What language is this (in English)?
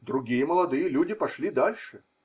Russian